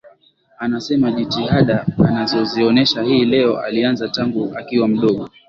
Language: Swahili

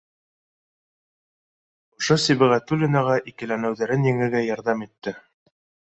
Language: Bashkir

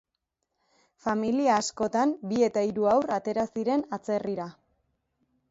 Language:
Basque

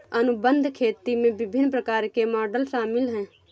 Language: Hindi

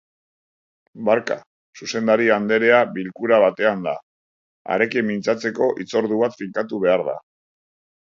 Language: Basque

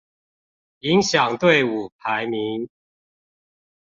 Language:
Chinese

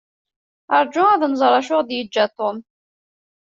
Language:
Kabyle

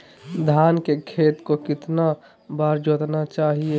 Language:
Magahi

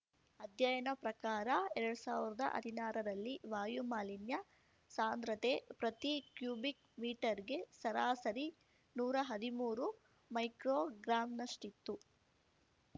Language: Kannada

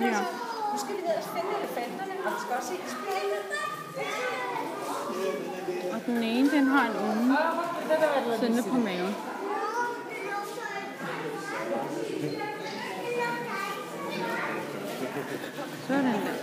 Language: Danish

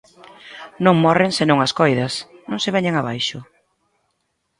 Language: Galician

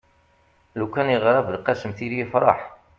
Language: Kabyle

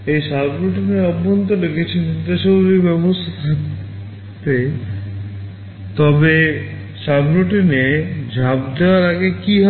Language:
Bangla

